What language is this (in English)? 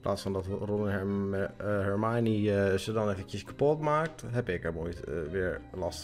Dutch